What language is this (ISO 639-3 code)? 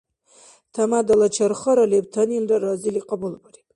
dar